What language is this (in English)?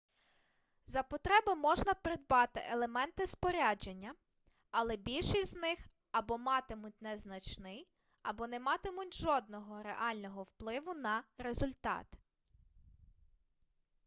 Ukrainian